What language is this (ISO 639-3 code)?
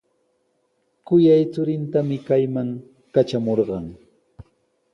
qws